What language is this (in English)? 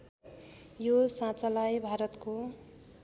Nepali